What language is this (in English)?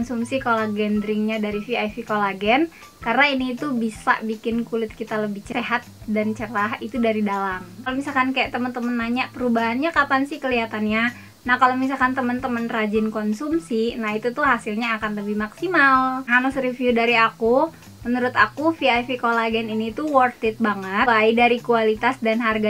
Indonesian